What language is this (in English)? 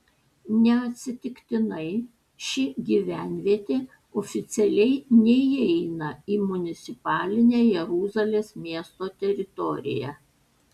Lithuanian